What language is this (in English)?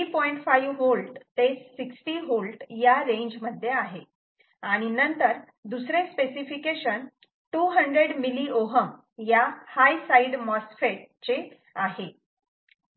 Marathi